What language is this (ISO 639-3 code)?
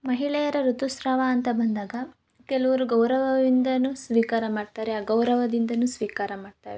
kan